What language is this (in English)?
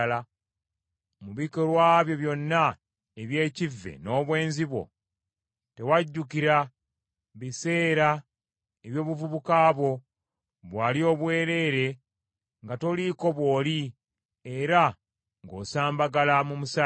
Ganda